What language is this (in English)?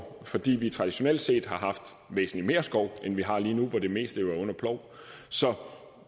Danish